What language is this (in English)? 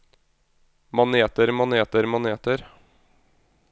Norwegian